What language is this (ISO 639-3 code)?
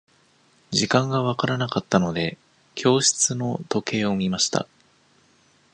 jpn